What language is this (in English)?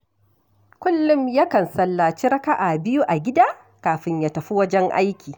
Hausa